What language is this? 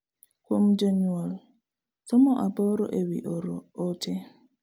Luo (Kenya and Tanzania)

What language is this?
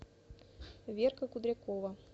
Russian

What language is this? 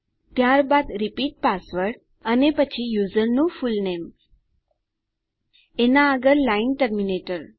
Gujarati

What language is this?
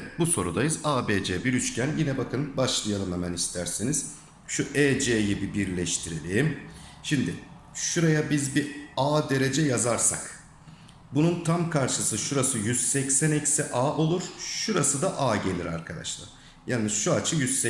Turkish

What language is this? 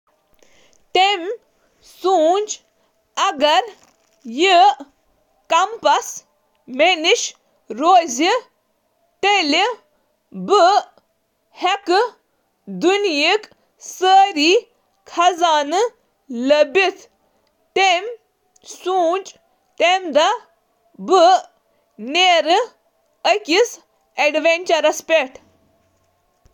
Kashmiri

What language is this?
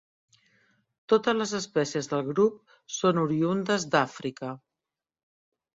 Catalan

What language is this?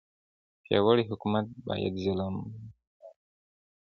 Pashto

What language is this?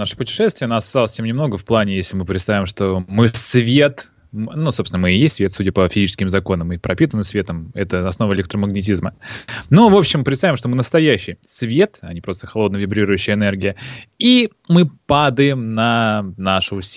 Russian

